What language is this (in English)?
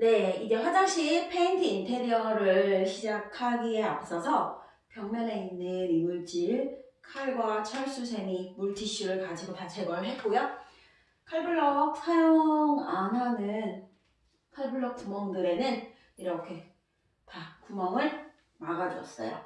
Korean